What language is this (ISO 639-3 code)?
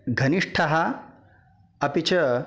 san